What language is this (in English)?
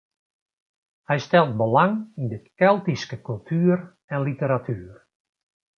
Western Frisian